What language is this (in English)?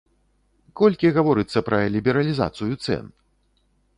Belarusian